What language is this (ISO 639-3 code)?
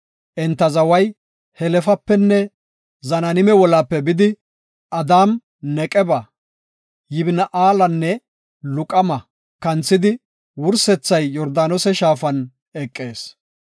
gof